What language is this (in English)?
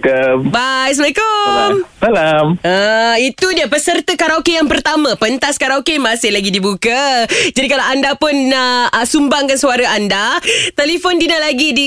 Malay